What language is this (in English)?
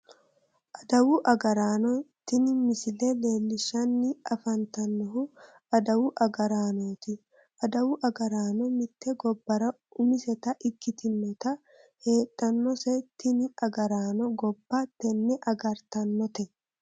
Sidamo